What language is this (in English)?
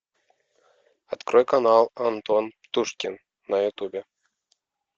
Russian